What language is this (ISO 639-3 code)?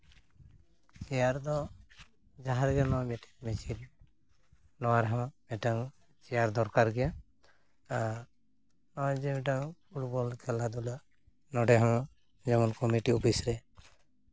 sat